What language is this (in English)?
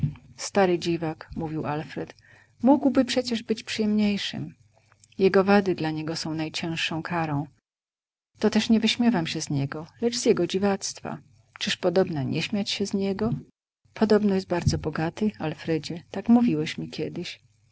Polish